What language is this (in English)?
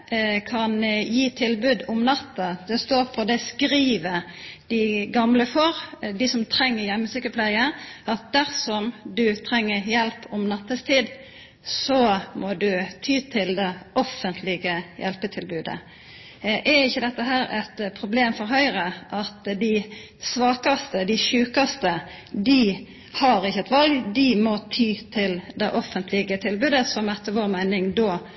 Norwegian Nynorsk